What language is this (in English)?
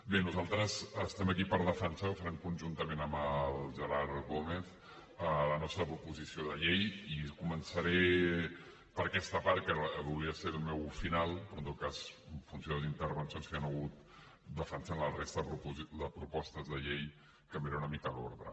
Catalan